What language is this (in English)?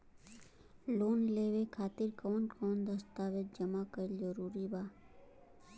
Bhojpuri